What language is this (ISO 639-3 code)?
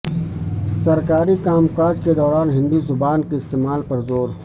urd